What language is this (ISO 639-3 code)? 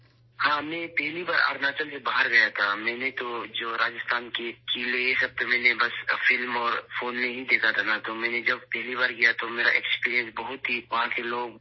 urd